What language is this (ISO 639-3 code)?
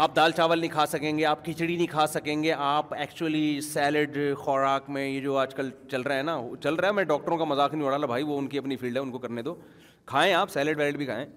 urd